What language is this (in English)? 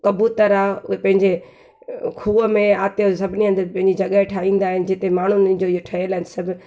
Sindhi